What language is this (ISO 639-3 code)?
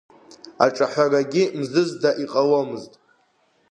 abk